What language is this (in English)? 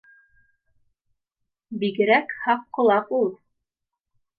Bashkir